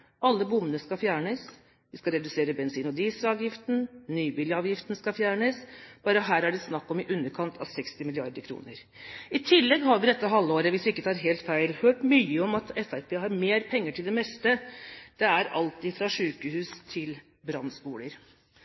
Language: Norwegian Bokmål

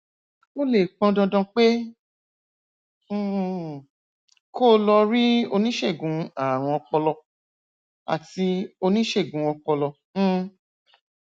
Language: Yoruba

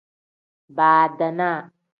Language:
Tem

